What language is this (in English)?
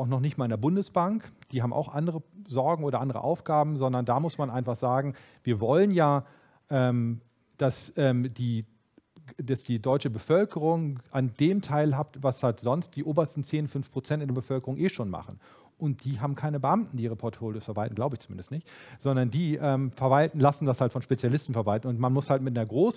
German